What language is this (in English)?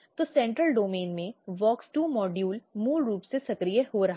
Hindi